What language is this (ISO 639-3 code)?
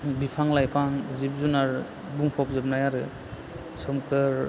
brx